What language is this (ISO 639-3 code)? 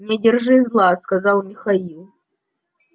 rus